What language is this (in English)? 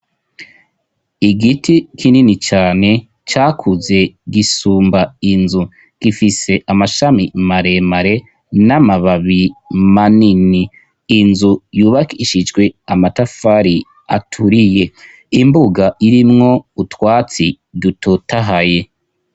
Rundi